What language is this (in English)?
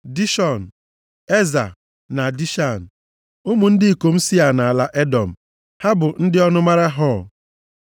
Igbo